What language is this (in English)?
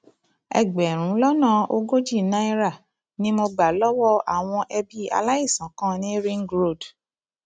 Yoruba